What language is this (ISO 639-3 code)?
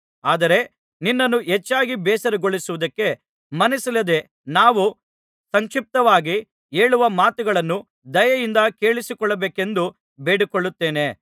kan